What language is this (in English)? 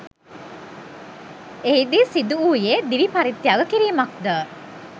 Sinhala